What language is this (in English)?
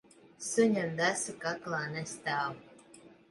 Latvian